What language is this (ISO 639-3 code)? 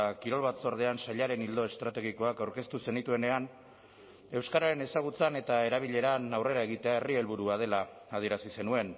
eus